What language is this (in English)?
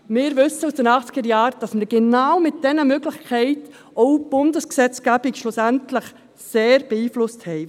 Swiss German